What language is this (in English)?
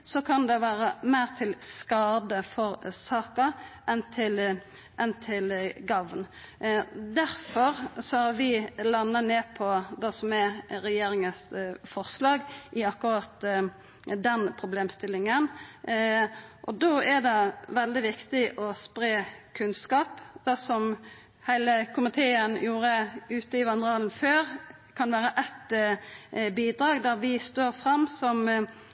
Norwegian Nynorsk